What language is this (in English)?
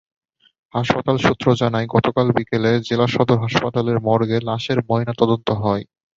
Bangla